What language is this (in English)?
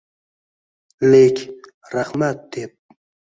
Uzbek